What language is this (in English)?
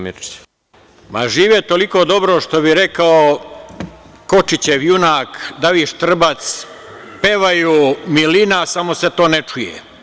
Serbian